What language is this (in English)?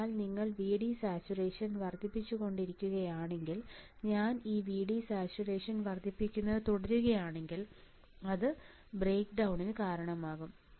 Malayalam